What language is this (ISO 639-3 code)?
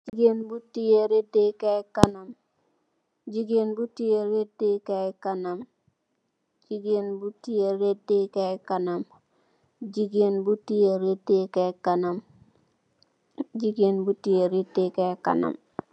wol